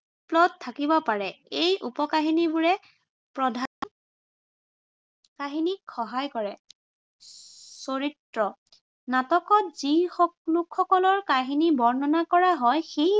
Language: Assamese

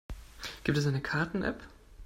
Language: German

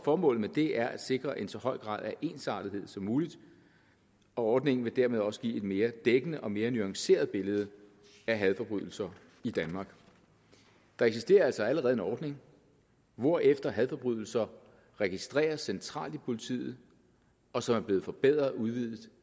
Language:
Danish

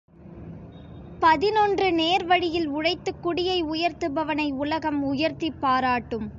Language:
Tamil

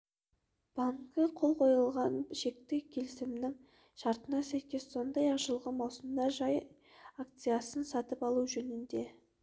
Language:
Kazakh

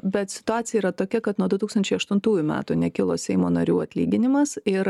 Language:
Lithuanian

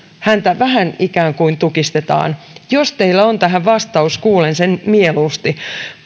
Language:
Finnish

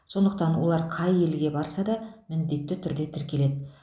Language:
Kazakh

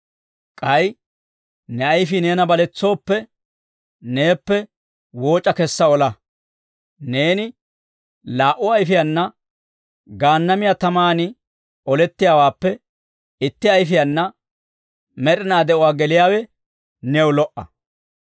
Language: Dawro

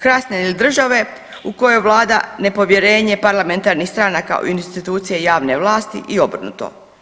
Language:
Croatian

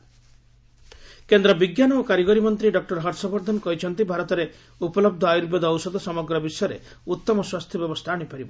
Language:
Odia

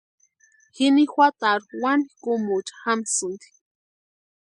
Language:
Western Highland Purepecha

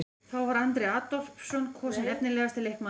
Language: Icelandic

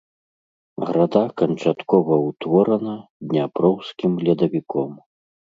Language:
Belarusian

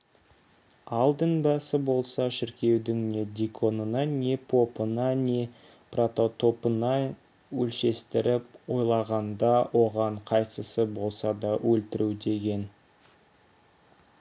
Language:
Kazakh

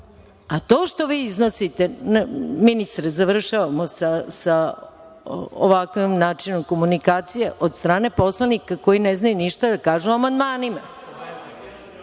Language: Serbian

